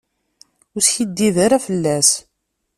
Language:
Kabyle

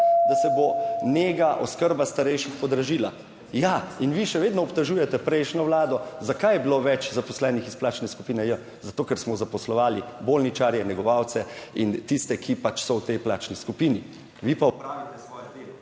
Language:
Slovenian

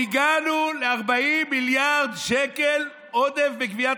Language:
Hebrew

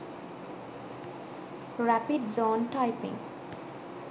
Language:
Sinhala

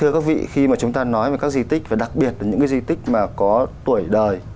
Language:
Vietnamese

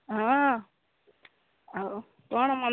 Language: Odia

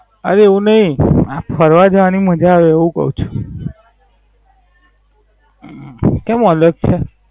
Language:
Gujarati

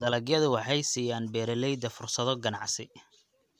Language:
Somali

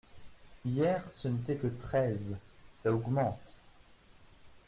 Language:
French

